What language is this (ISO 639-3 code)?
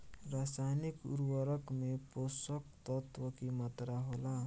bho